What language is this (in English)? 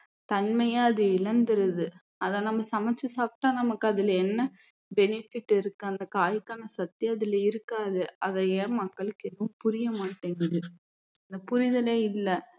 Tamil